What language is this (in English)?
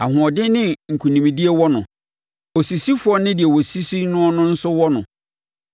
Akan